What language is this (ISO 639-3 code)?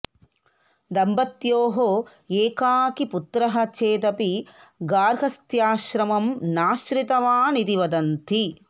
san